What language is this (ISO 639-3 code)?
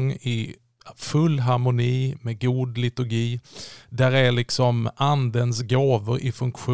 swe